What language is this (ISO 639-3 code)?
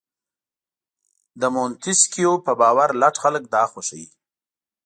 pus